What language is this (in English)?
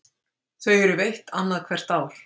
Icelandic